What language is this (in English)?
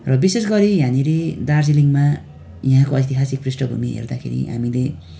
Nepali